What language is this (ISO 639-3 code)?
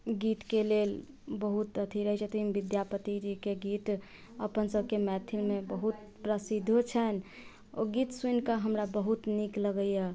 mai